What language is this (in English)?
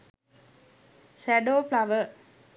Sinhala